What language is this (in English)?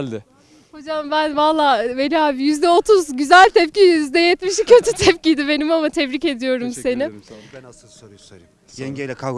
Turkish